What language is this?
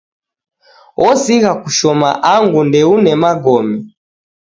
Taita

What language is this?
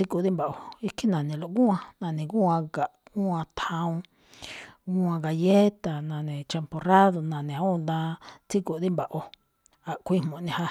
Malinaltepec Me'phaa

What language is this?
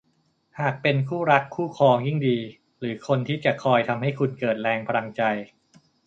Thai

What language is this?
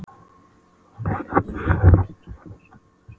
Icelandic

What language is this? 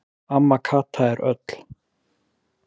Icelandic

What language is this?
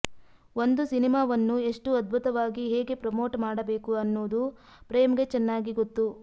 Kannada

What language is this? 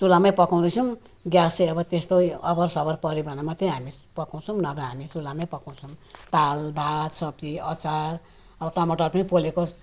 Nepali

